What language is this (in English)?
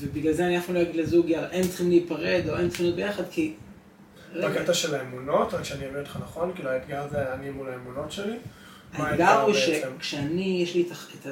Hebrew